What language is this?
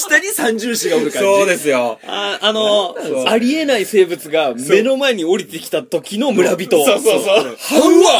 Japanese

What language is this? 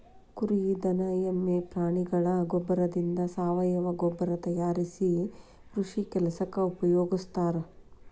Kannada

